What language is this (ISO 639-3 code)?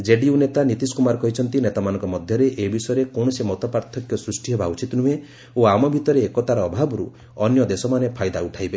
ori